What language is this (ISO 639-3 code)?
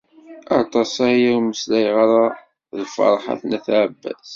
kab